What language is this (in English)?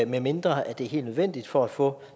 Danish